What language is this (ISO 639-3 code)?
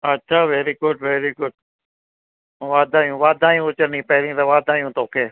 snd